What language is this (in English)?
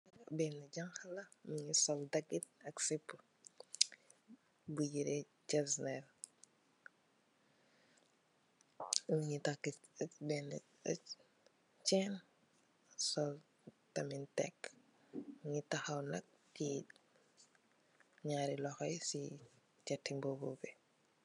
Wolof